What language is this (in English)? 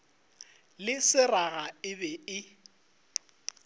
Northern Sotho